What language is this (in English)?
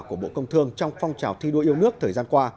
Vietnamese